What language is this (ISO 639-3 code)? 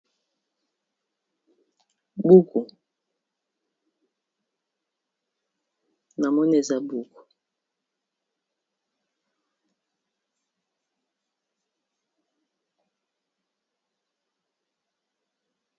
lin